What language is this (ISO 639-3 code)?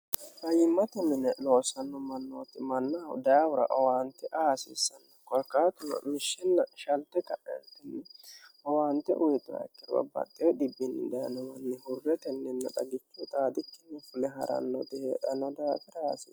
sid